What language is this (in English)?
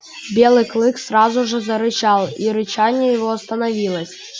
Russian